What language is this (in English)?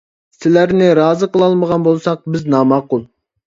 Uyghur